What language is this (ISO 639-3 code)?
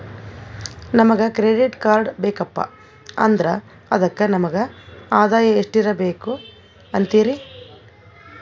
kan